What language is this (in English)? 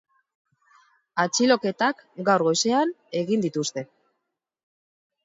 Basque